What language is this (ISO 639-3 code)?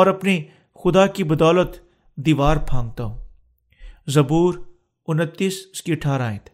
urd